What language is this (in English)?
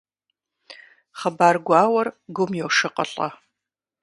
Kabardian